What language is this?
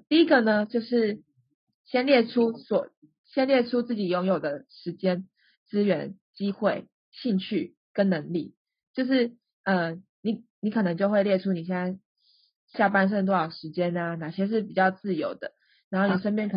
Chinese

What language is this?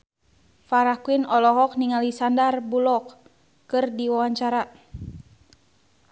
Sundanese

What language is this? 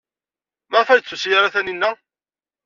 Kabyle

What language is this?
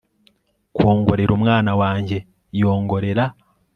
Kinyarwanda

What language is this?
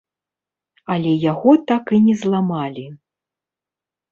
Belarusian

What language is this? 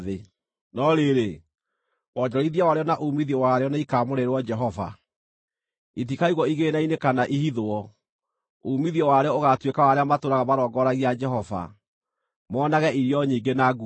Kikuyu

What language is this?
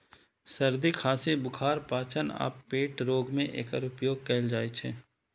Maithili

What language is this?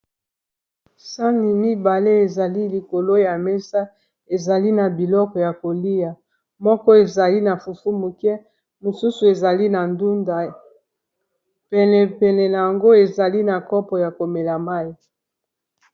Lingala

